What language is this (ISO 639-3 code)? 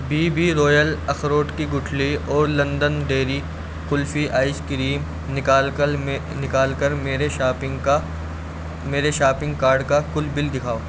urd